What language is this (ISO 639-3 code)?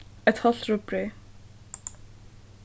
fao